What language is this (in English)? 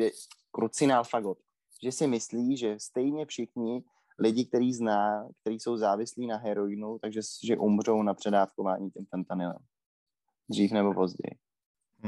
Czech